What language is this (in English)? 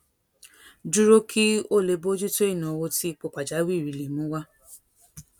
Yoruba